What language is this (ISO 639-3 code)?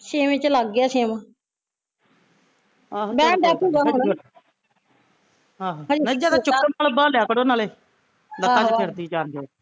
pan